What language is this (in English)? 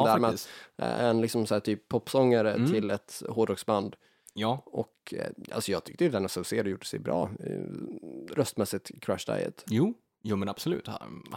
Swedish